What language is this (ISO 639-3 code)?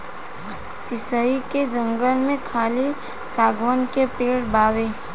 bho